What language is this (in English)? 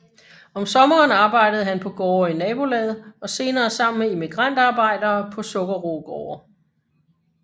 Danish